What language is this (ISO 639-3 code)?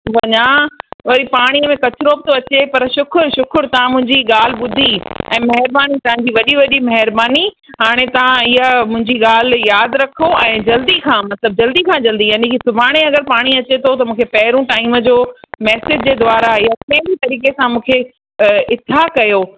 snd